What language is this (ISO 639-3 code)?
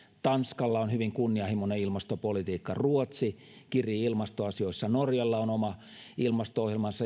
fin